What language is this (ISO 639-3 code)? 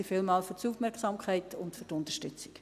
gsw